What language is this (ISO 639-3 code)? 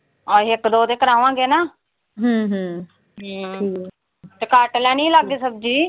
pan